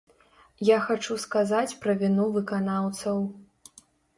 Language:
Belarusian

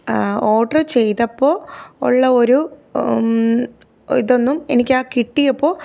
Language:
Malayalam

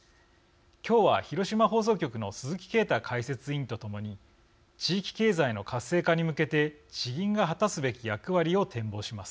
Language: Japanese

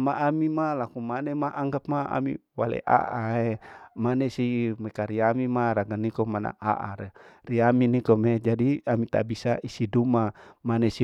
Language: Larike-Wakasihu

